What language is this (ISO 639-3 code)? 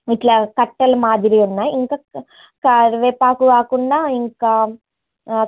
tel